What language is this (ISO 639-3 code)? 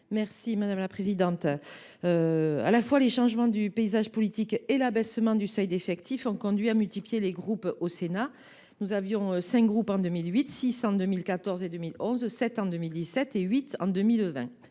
fra